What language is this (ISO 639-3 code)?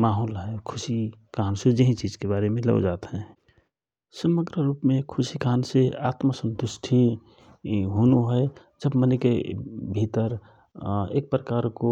thr